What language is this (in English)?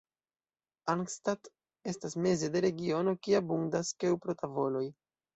Esperanto